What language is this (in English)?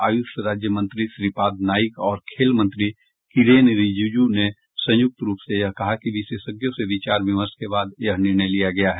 Hindi